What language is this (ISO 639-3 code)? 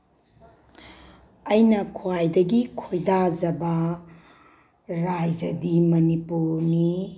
mni